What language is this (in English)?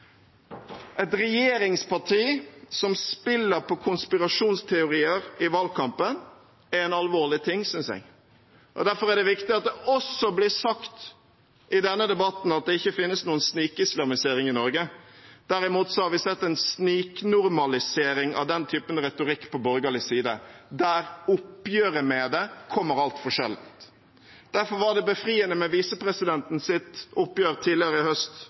Norwegian Bokmål